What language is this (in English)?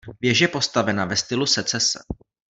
Czech